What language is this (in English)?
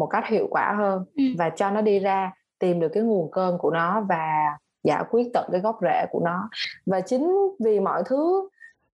Vietnamese